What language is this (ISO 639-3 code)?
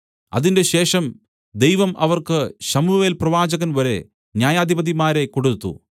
mal